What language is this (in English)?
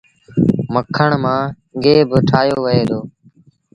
Sindhi Bhil